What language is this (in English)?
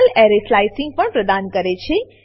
Gujarati